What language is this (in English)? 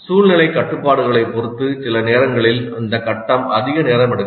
Tamil